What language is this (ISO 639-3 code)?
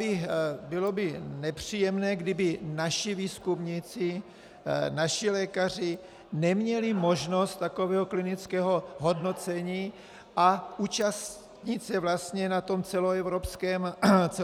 ces